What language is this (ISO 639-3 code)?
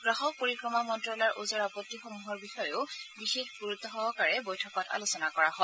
asm